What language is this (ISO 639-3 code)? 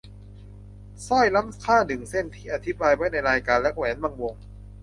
tha